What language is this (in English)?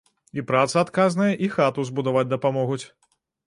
Belarusian